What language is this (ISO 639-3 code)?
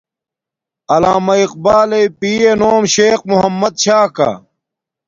dmk